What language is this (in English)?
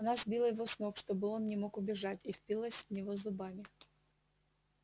Russian